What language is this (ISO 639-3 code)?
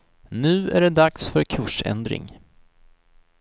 swe